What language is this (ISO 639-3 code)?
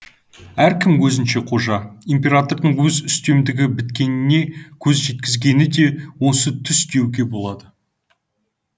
kaz